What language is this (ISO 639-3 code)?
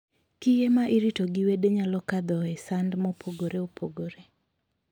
luo